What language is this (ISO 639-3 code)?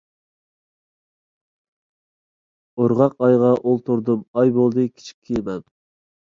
uig